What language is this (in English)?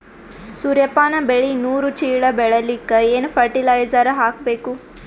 Kannada